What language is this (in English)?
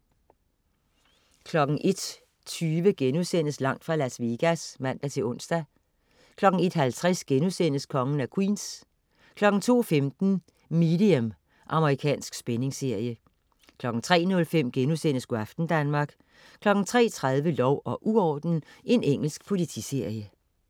Danish